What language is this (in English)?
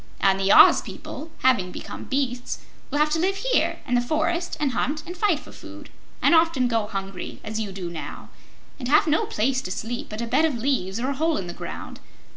English